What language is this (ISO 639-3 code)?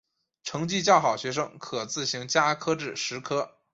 zho